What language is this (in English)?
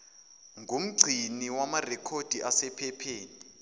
Zulu